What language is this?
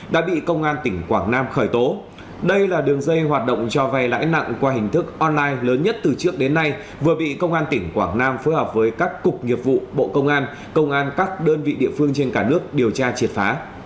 Vietnamese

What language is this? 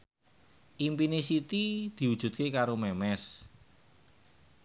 Javanese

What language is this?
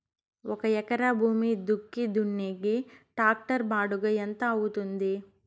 Telugu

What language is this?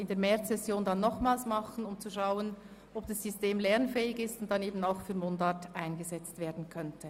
Swiss German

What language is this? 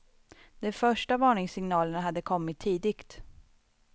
Swedish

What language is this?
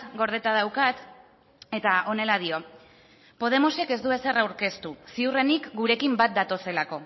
Basque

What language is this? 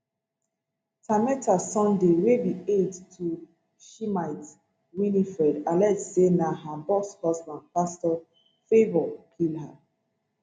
Nigerian Pidgin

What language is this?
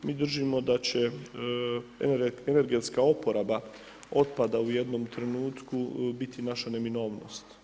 Croatian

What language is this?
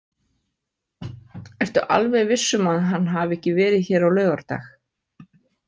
Icelandic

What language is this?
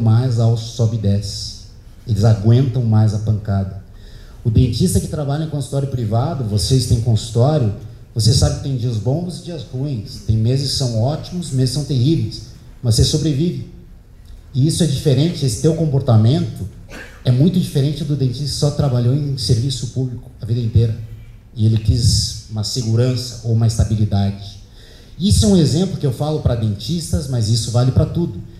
Portuguese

